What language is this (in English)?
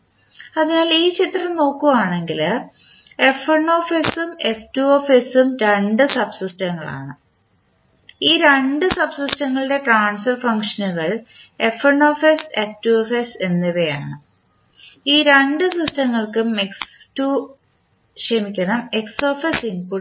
Malayalam